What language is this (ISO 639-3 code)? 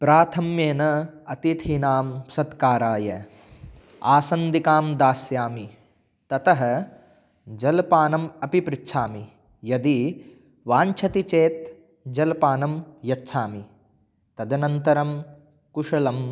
san